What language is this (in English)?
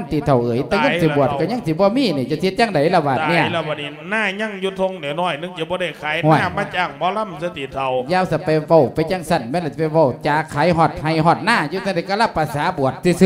Thai